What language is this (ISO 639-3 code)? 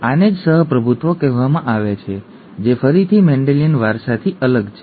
guj